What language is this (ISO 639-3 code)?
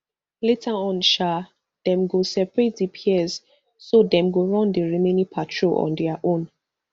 pcm